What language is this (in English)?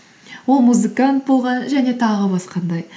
Kazakh